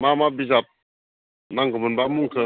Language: Bodo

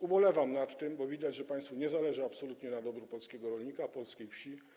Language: Polish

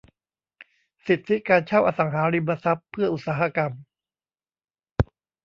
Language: Thai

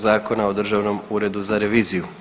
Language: Croatian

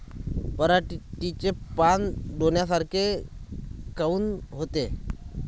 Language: Marathi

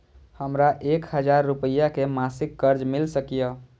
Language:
Maithili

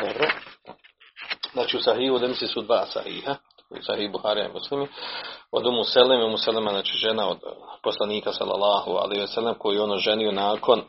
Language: Croatian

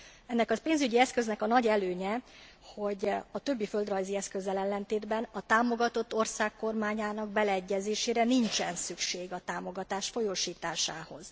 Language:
Hungarian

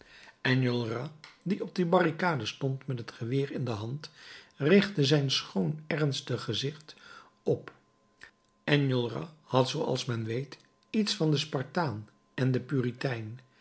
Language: Dutch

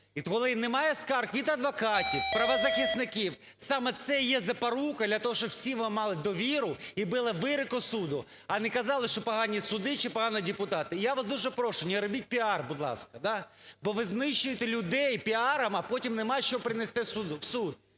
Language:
Ukrainian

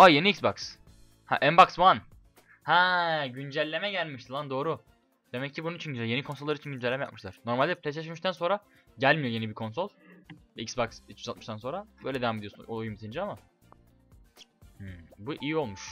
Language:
Turkish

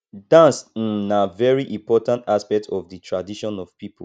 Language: Nigerian Pidgin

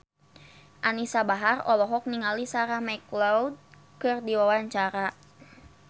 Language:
Sundanese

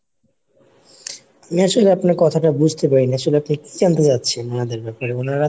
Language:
Bangla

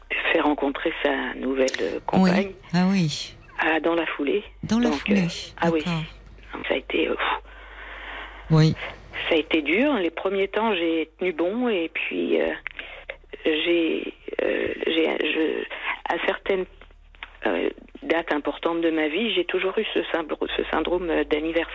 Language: French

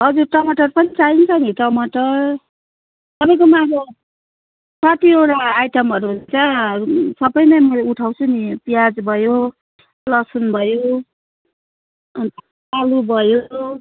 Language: Nepali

